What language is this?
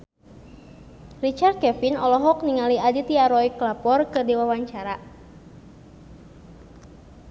Sundanese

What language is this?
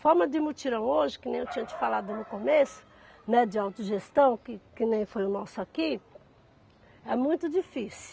Portuguese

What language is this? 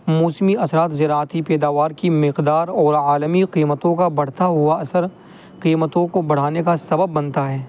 Urdu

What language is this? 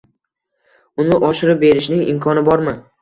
Uzbek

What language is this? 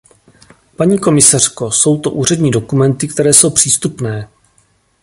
Czech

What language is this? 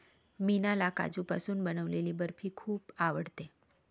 Marathi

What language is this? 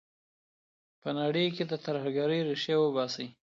Pashto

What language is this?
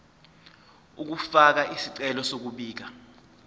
Zulu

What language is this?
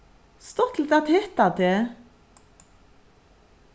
Faroese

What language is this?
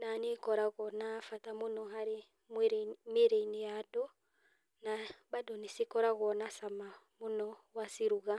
Kikuyu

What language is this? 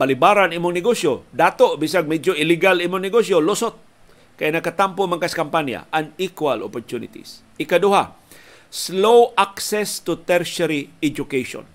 Filipino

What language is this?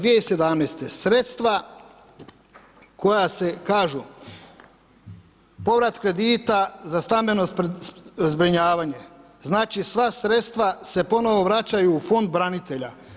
Croatian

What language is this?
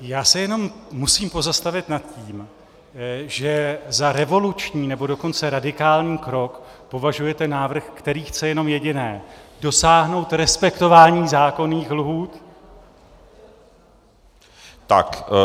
Czech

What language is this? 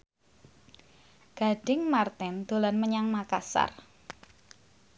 Javanese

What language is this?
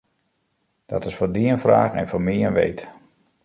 Western Frisian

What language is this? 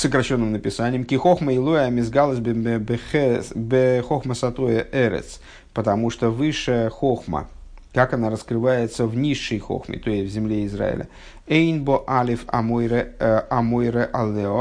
Russian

